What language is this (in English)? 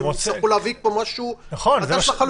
Hebrew